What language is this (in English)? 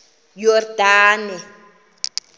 Xhosa